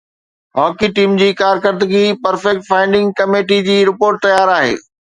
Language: Sindhi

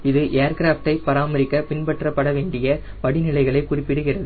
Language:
Tamil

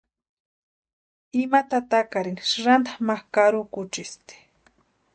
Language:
Western Highland Purepecha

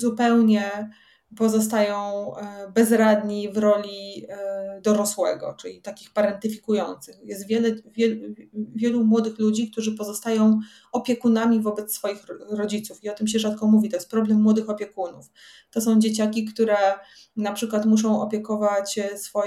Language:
Polish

